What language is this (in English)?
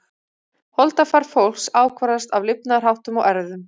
Icelandic